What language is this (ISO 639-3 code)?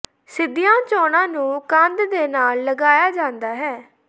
pan